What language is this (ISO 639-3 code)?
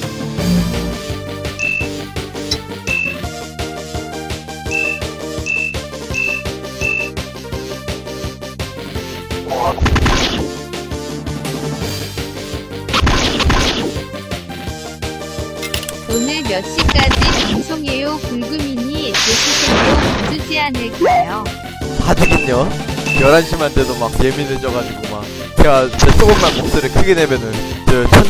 kor